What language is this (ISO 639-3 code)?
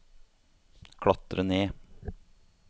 nor